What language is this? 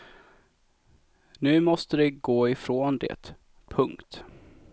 Swedish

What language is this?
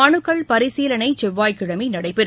Tamil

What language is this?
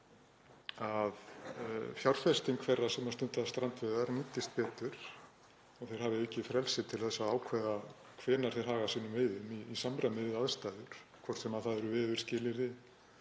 Icelandic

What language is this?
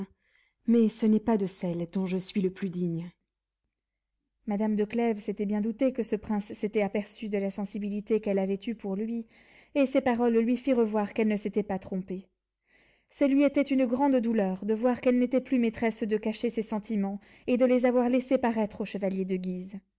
French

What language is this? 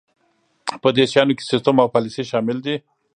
Pashto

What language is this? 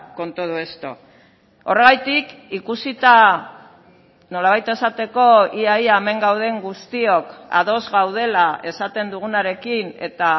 Basque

